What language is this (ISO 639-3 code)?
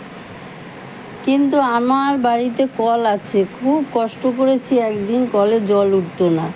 ben